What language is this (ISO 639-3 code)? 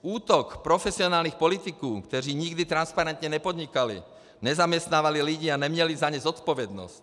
ces